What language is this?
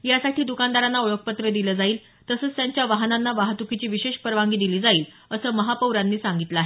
Marathi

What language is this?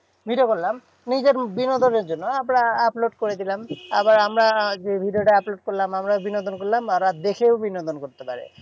Bangla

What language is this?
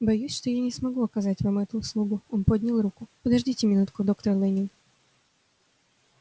Russian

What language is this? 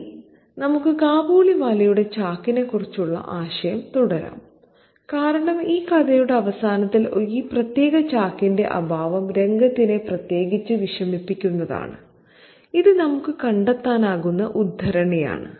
Malayalam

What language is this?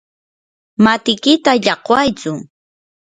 Yanahuanca Pasco Quechua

